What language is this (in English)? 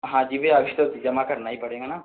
Hindi